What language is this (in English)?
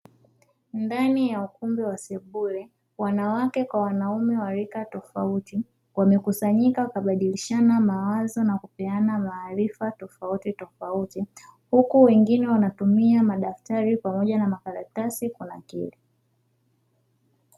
Swahili